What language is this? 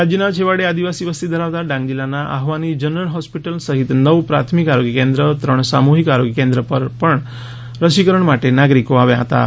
Gujarati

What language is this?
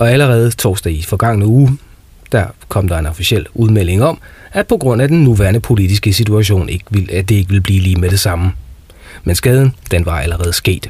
Danish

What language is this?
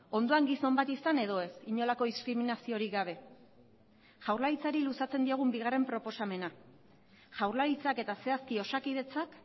Basque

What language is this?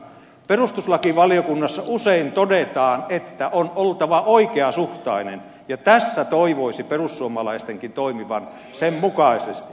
Finnish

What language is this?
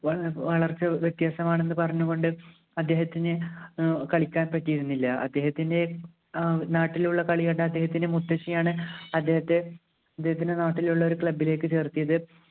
Malayalam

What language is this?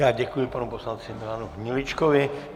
Czech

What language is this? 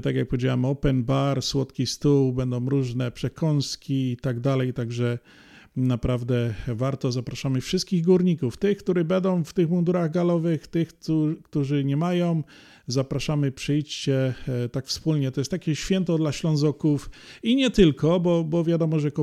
Polish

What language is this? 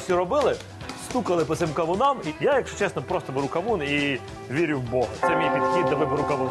Ukrainian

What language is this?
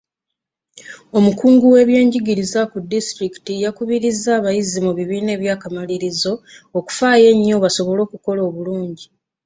Ganda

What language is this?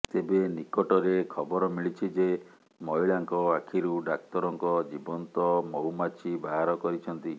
Odia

